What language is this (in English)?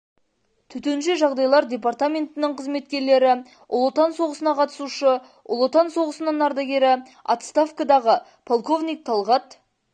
Kazakh